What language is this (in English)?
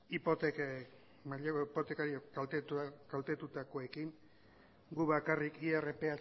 Basque